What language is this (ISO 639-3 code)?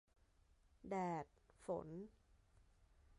tha